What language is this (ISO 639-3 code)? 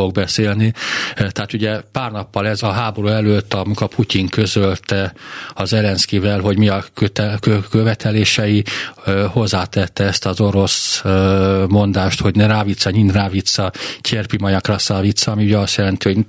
hun